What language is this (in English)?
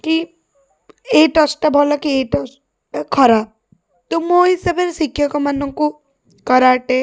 Odia